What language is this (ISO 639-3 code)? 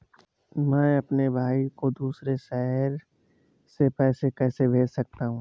hin